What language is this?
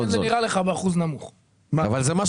Hebrew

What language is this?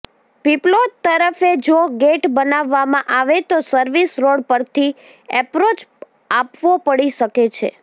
Gujarati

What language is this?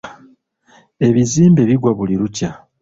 Ganda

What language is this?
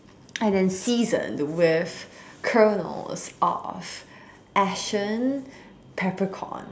English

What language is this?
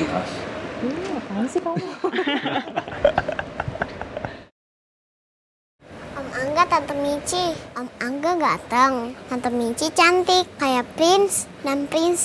Indonesian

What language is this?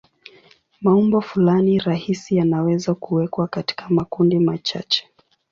Swahili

